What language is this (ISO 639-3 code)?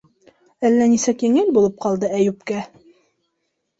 bak